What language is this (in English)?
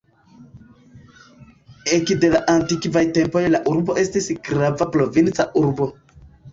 Esperanto